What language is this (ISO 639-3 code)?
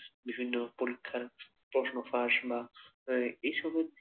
ben